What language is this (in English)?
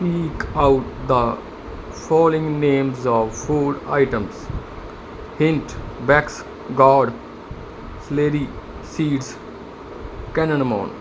Punjabi